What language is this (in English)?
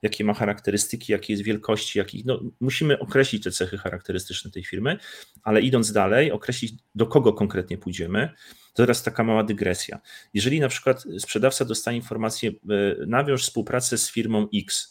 Polish